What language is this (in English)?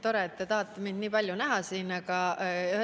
Estonian